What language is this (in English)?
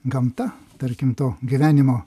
Lithuanian